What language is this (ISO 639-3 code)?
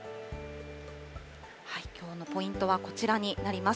jpn